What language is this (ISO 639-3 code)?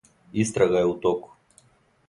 srp